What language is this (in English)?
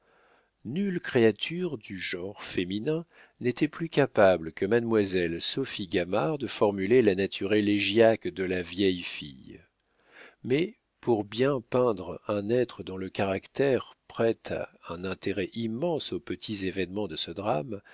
French